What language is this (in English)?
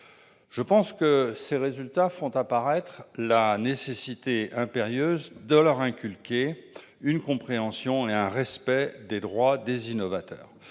French